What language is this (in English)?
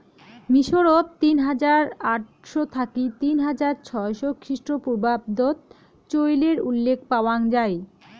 Bangla